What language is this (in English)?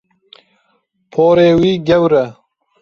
Kurdish